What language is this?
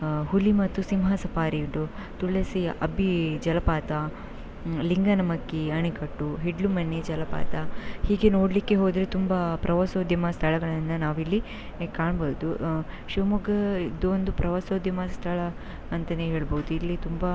Kannada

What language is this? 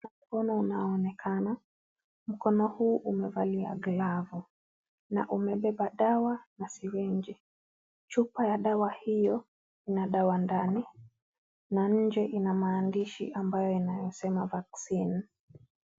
Swahili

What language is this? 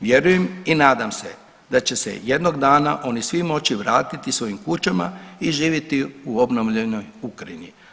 Croatian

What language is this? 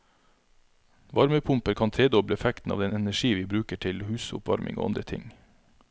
Norwegian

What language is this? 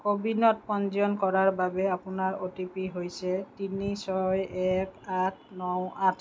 Assamese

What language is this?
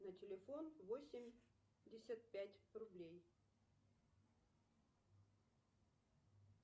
Russian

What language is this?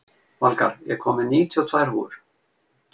Icelandic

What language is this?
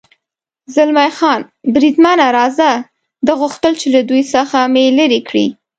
Pashto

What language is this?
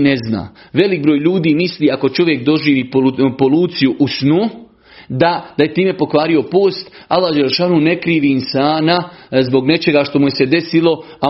Croatian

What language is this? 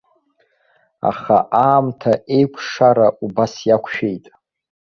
Abkhazian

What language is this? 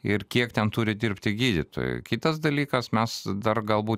Lithuanian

